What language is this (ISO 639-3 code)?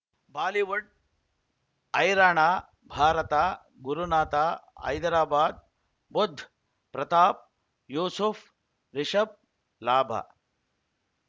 kan